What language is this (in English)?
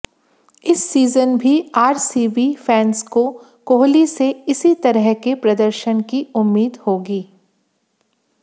Hindi